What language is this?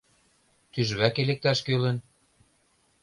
Mari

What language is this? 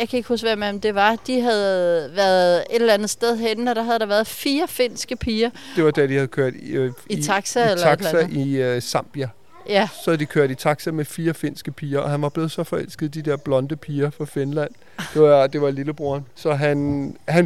Danish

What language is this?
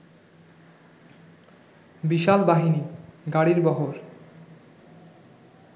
Bangla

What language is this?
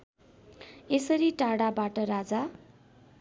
Nepali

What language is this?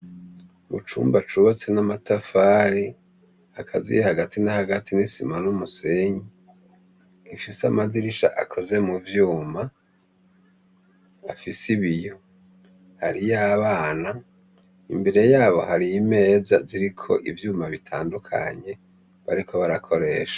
Rundi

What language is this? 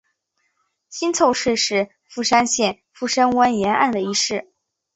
Chinese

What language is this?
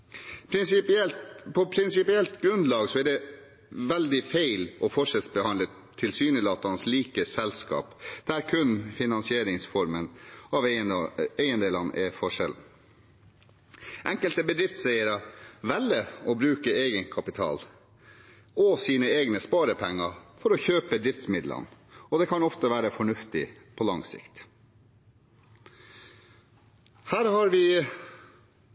Norwegian Bokmål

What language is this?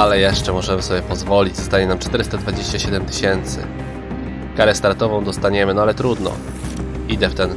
Polish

